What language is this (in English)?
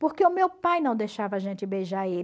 Portuguese